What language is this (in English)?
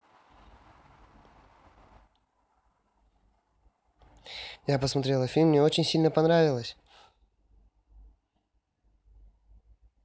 Russian